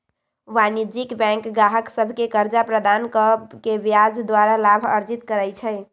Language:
Magahi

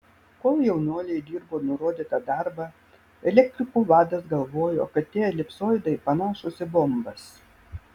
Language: Lithuanian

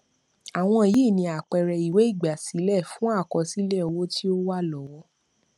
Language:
Yoruba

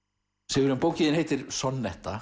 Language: Icelandic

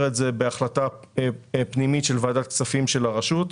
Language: Hebrew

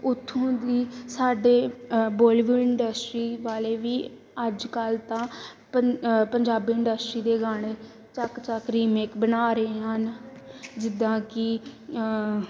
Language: Punjabi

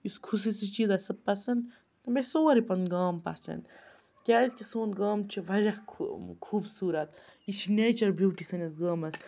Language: Kashmiri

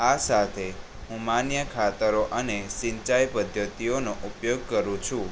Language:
Gujarati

